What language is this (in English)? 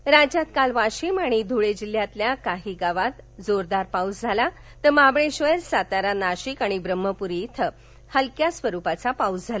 Marathi